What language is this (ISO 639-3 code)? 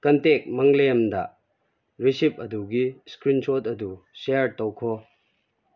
mni